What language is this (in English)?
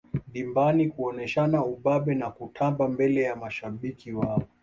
Swahili